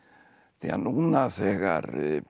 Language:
Icelandic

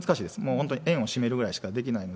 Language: Japanese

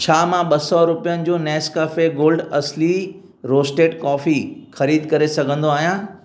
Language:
Sindhi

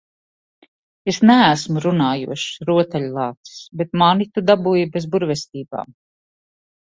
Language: Latvian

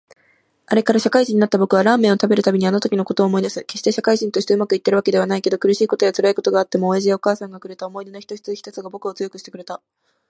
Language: Japanese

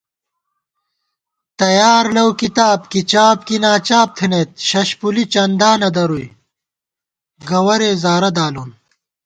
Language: Gawar-Bati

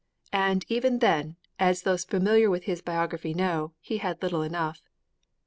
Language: English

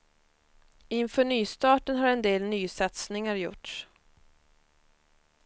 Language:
Swedish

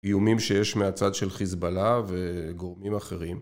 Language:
Hebrew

